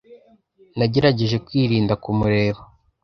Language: Kinyarwanda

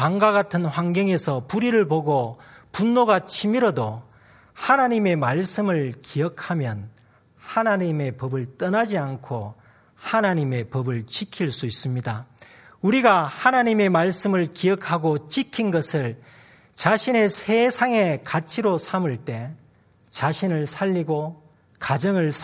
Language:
Korean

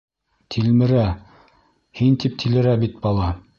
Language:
Bashkir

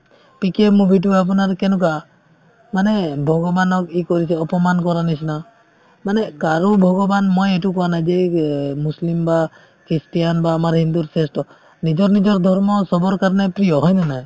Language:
Assamese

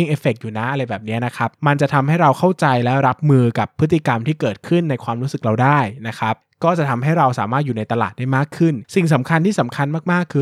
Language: Thai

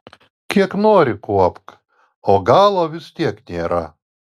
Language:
Lithuanian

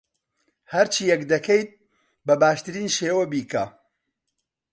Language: Central Kurdish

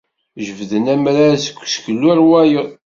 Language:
Kabyle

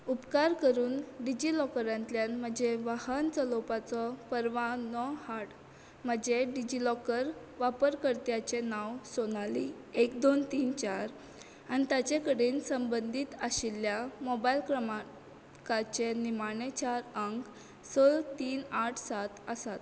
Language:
Konkani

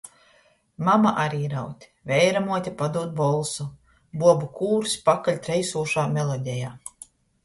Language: Latgalian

